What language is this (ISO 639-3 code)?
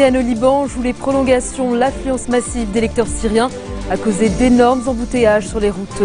fra